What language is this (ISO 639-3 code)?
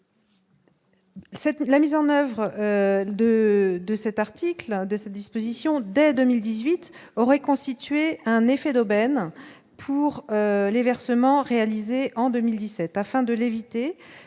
fra